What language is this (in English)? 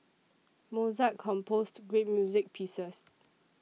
English